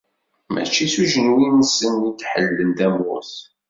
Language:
Kabyle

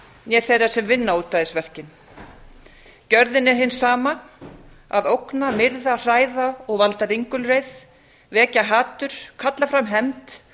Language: Icelandic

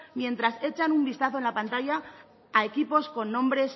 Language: Spanish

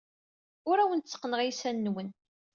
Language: Kabyle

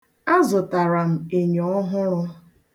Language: Igbo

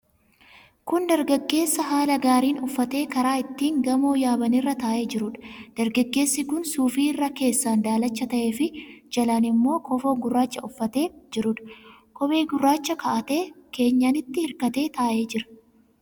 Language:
Oromo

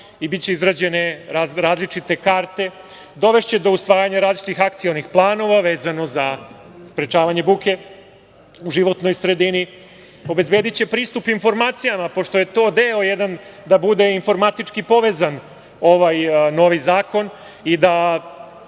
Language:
Serbian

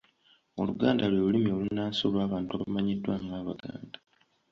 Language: Ganda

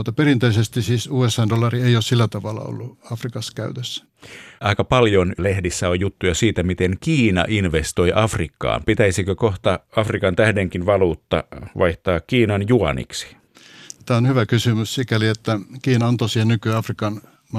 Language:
Finnish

